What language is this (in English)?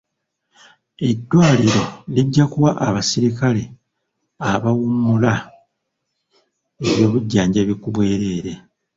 Ganda